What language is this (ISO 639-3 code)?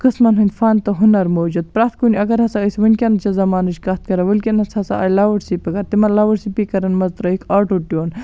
kas